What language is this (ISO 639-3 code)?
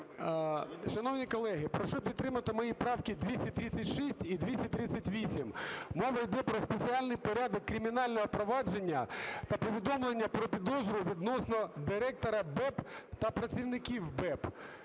ukr